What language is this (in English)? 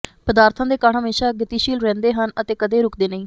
Punjabi